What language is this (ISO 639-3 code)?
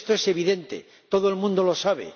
spa